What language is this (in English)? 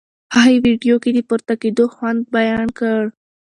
Pashto